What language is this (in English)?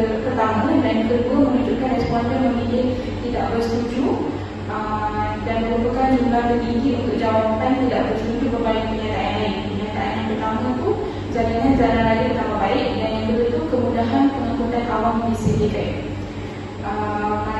Malay